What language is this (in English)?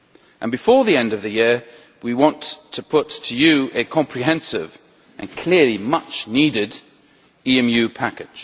English